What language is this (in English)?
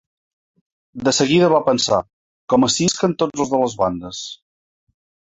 Catalan